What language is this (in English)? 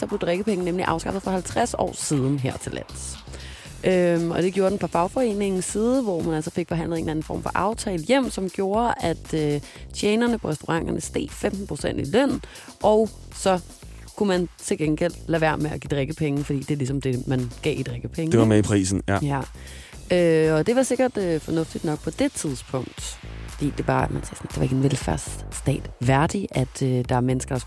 Danish